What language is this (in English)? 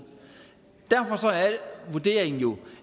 Danish